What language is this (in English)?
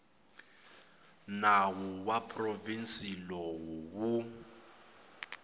Tsonga